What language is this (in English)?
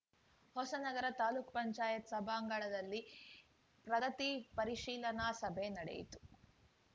Kannada